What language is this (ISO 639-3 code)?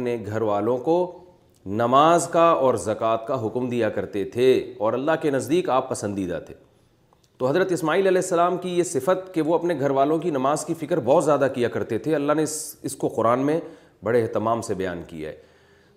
urd